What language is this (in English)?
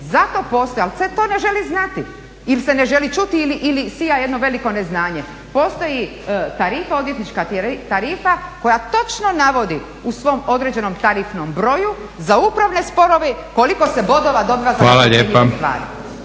Croatian